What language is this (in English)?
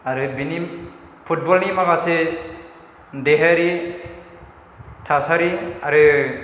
Bodo